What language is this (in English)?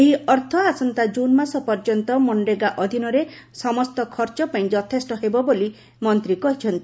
Odia